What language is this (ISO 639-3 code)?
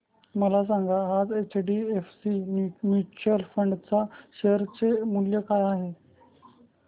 mar